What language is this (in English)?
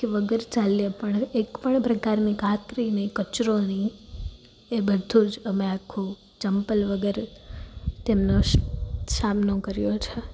Gujarati